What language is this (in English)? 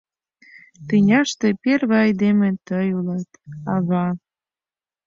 Mari